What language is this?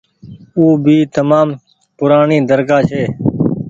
Goaria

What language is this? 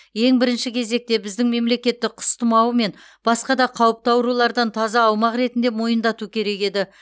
Kazakh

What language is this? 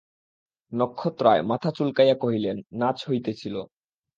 Bangla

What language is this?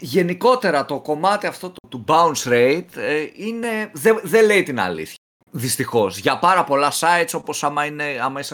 Greek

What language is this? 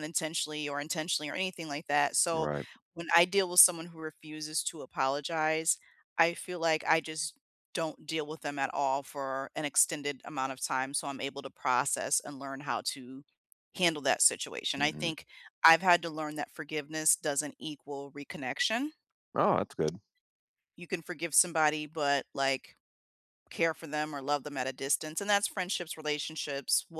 English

